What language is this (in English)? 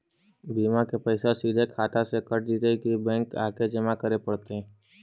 Magahi